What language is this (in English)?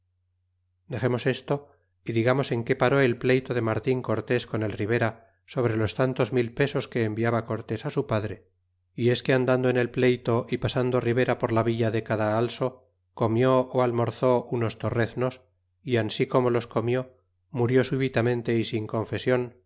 Spanish